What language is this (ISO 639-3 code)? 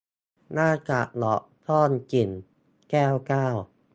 tha